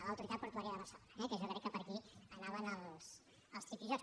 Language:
Catalan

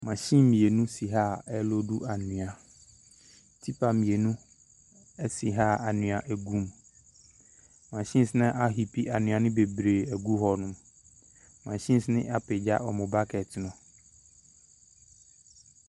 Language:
Akan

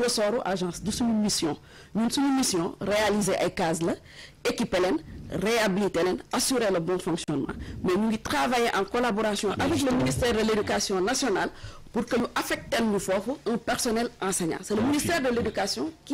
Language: French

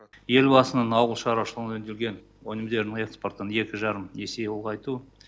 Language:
Kazakh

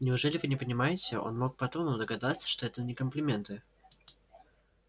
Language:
Russian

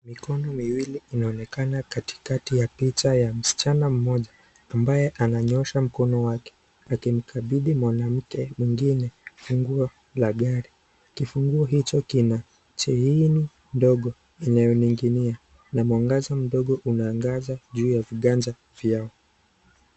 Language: Swahili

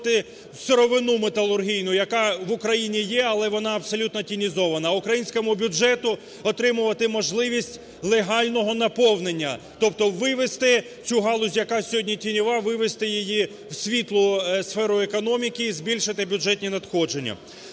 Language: Ukrainian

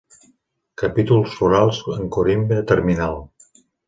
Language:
Catalan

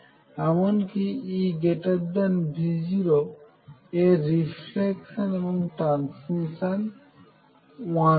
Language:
Bangla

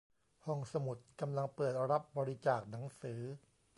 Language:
Thai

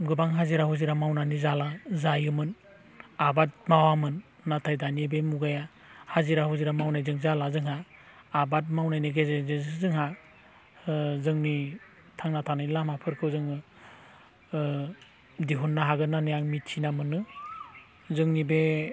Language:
Bodo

